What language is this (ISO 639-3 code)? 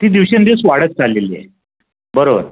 mar